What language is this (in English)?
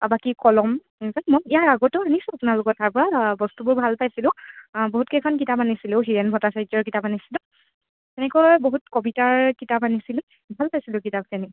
Assamese